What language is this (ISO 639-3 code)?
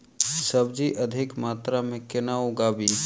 mai